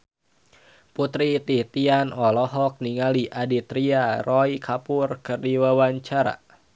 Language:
Sundanese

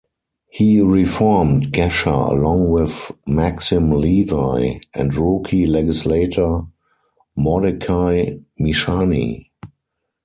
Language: English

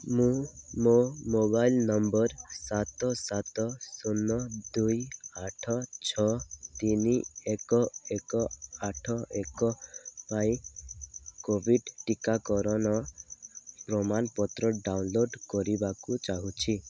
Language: Odia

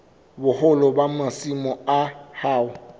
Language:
Southern Sotho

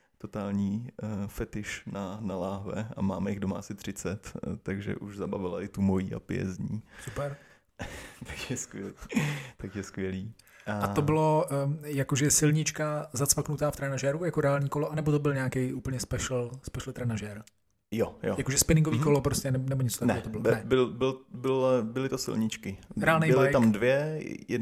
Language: Czech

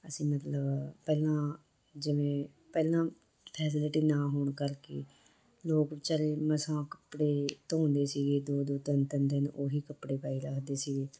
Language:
Punjabi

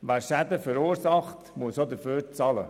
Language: Swiss German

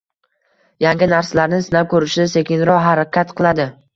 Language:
Uzbek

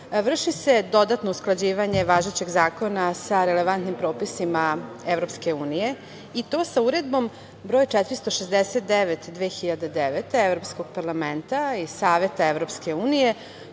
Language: Serbian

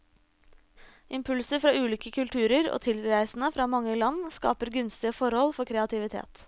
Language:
Norwegian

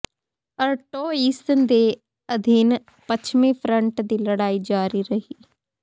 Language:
Punjabi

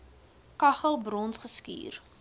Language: Afrikaans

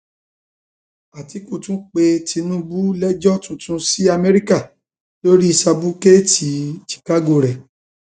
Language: Yoruba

